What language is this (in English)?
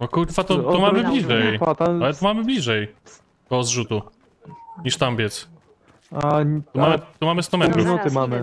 Polish